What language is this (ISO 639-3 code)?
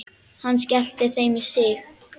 isl